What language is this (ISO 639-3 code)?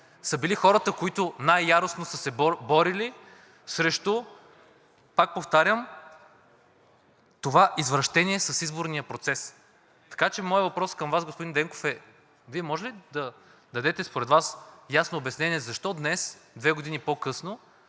bul